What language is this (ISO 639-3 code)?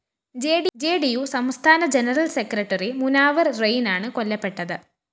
mal